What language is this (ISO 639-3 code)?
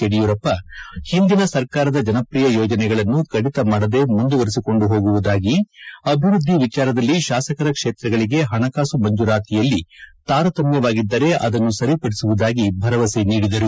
kan